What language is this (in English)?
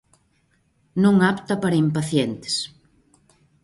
Galician